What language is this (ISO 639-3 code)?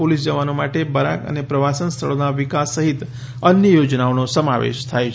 guj